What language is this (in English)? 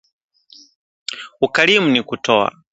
Swahili